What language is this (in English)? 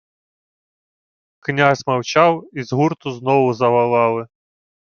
Ukrainian